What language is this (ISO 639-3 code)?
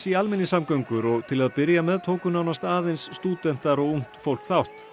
isl